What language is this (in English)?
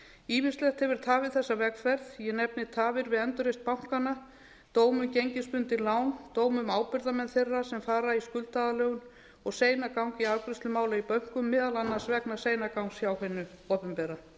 Icelandic